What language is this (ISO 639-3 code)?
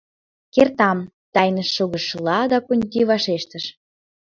chm